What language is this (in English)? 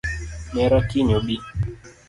Luo (Kenya and Tanzania)